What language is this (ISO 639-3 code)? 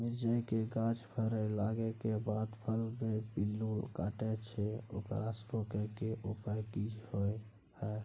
mai